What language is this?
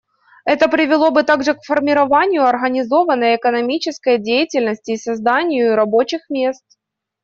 Russian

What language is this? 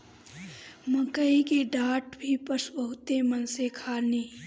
Bhojpuri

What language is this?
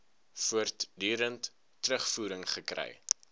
Afrikaans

